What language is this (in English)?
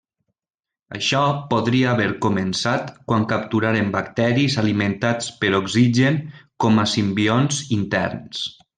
Catalan